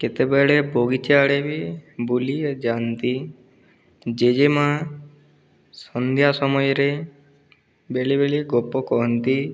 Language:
Odia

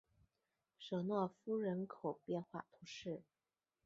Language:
Chinese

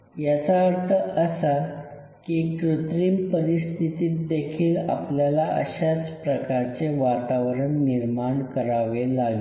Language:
Marathi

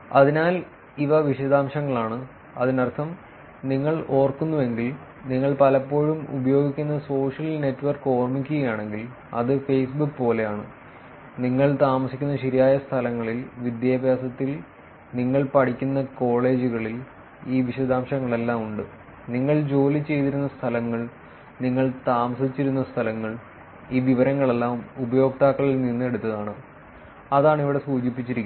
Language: Malayalam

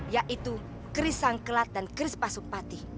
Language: Indonesian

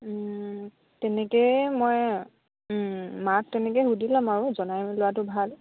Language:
Assamese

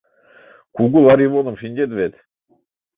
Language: Mari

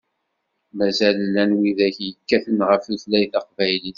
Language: Kabyle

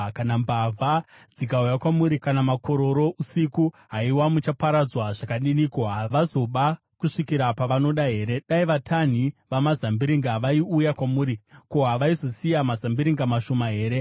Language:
Shona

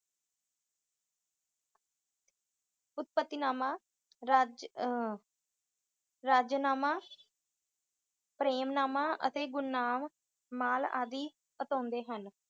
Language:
Punjabi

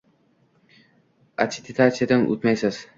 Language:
Uzbek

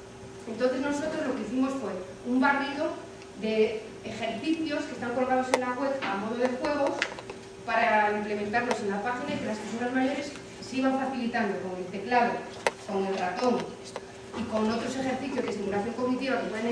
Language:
Spanish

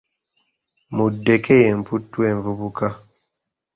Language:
Ganda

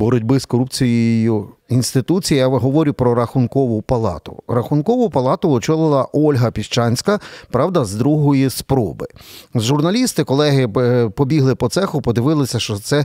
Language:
Ukrainian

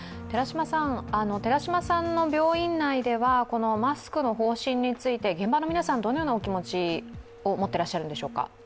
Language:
Japanese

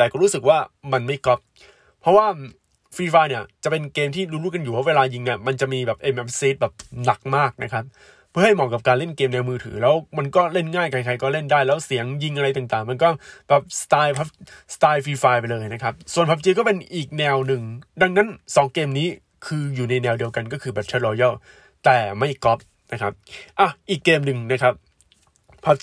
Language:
Thai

